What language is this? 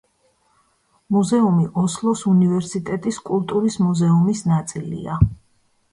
Georgian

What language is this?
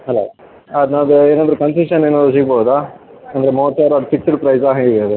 Kannada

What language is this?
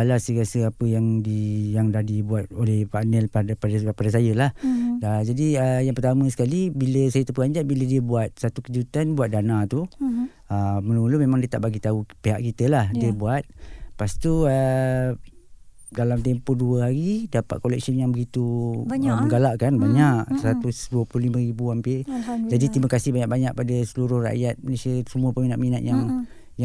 Malay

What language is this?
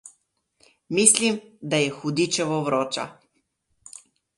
Slovenian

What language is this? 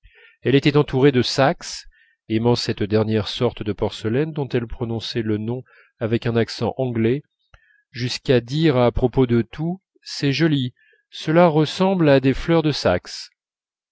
French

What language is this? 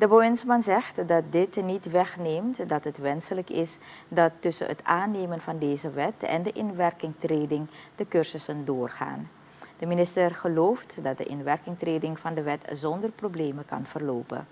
Dutch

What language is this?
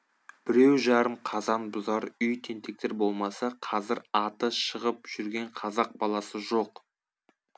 Kazakh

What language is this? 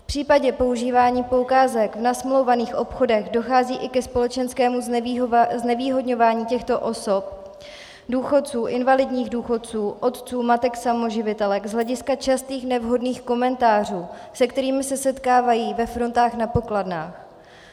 Czech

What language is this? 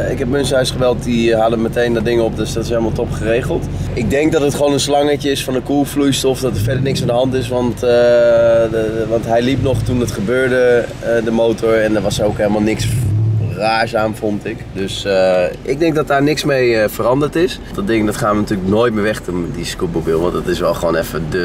Dutch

